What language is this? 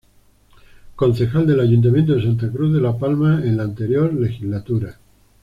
Spanish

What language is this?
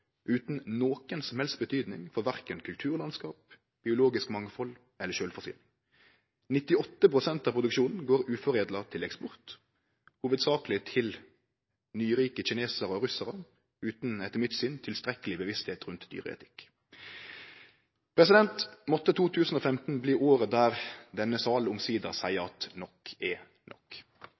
Norwegian Nynorsk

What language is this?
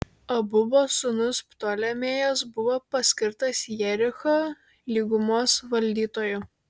Lithuanian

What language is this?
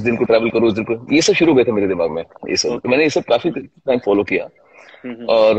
Hindi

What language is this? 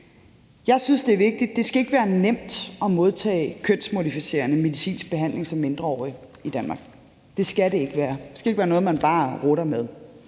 Danish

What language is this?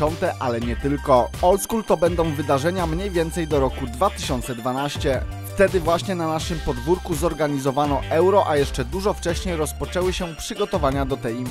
Polish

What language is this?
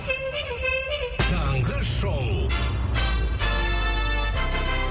Kazakh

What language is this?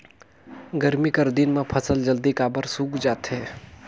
Chhattisgarhi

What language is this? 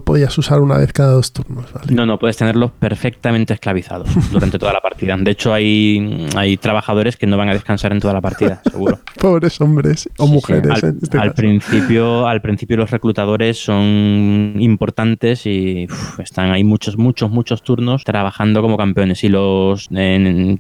Spanish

